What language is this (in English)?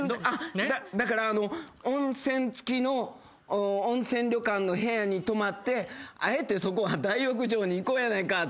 Japanese